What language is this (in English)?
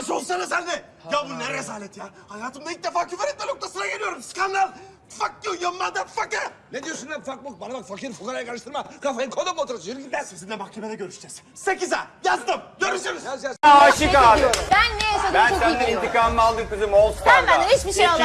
Turkish